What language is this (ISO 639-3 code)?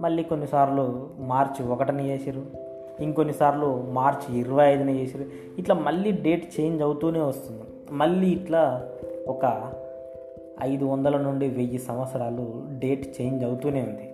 tel